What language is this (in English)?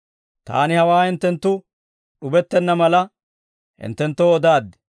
Dawro